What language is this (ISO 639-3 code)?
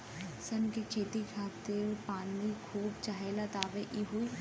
bho